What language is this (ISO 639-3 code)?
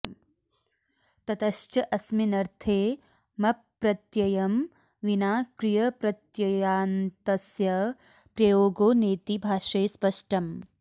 san